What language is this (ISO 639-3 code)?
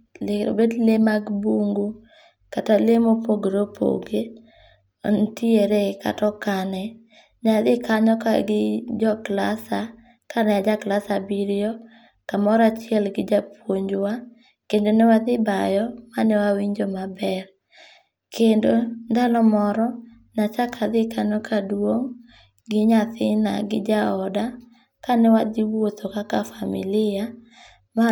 luo